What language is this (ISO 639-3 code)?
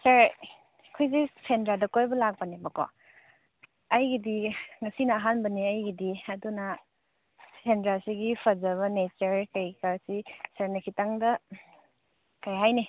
mni